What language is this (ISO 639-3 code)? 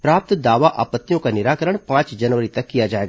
hin